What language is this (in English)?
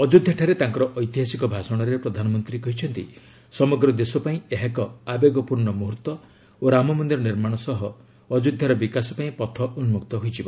Odia